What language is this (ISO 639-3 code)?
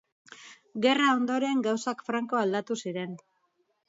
eus